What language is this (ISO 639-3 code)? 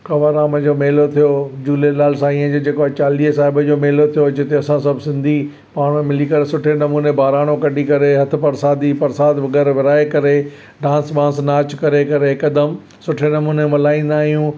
snd